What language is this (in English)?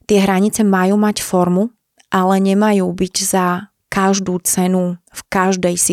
Slovak